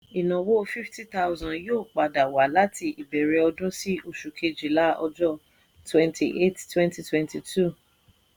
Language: Yoruba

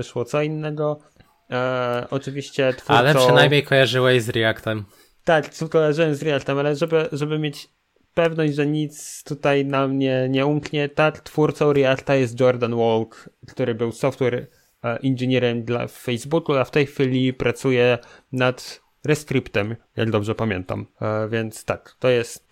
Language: Polish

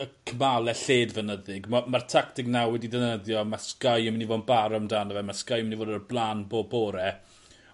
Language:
Welsh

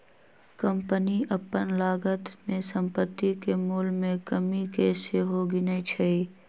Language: Magahi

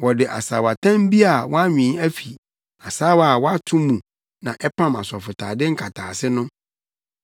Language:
Akan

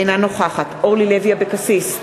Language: Hebrew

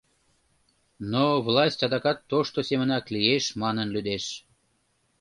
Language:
Mari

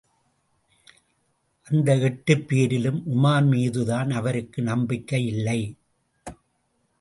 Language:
Tamil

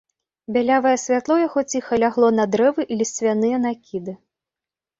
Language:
Belarusian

